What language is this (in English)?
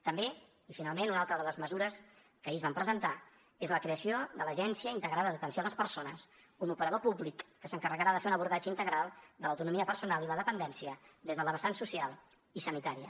Catalan